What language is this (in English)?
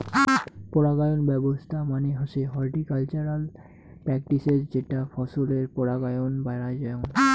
Bangla